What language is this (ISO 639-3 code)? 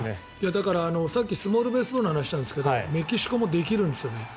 jpn